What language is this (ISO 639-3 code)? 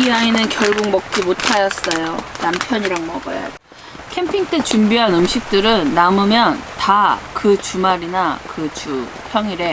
kor